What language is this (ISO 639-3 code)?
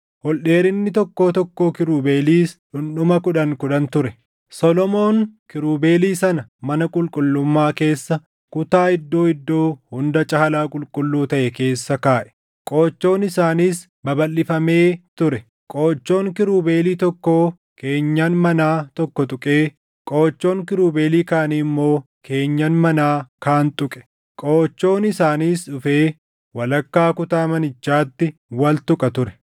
orm